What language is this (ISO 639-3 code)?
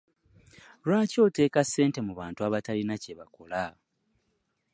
lug